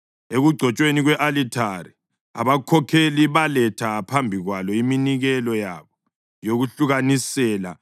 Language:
North Ndebele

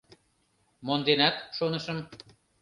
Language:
Mari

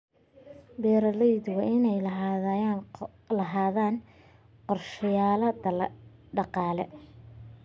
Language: Somali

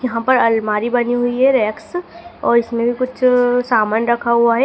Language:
Hindi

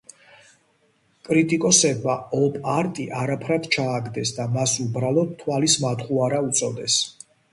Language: Georgian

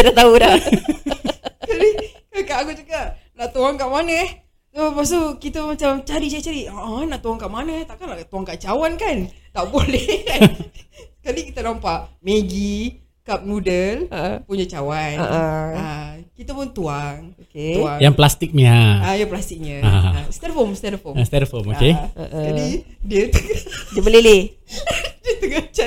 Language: Malay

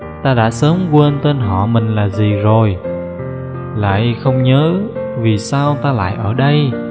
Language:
Vietnamese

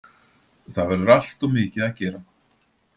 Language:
Icelandic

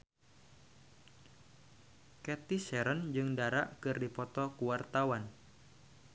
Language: Sundanese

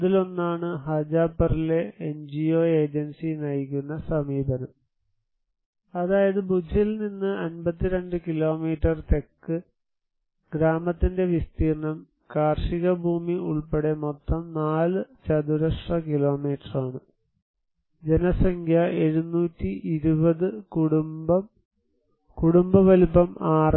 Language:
Malayalam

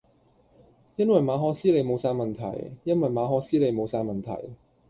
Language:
Cantonese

